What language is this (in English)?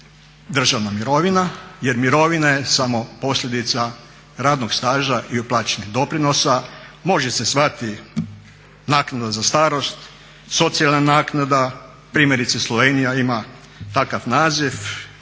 Croatian